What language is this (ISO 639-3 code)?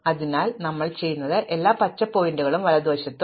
mal